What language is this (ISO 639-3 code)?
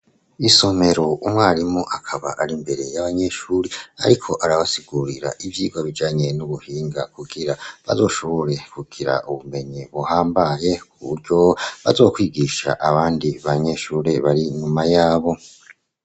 run